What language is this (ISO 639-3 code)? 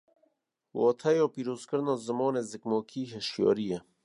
kur